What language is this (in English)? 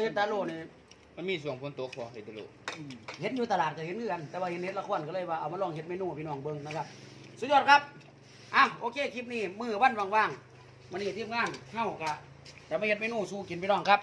Thai